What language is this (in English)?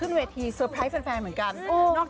Thai